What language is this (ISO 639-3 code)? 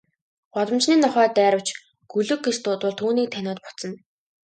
mon